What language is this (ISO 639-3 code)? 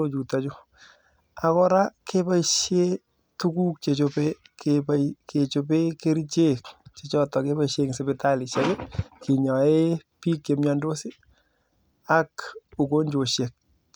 kln